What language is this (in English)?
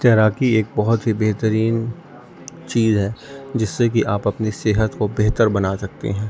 Urdu